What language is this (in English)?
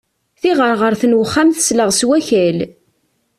Kabyle